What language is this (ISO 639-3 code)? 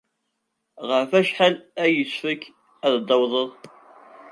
kab